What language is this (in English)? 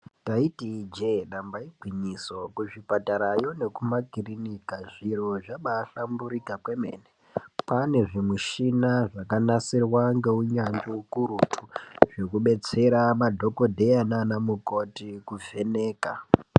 Ndau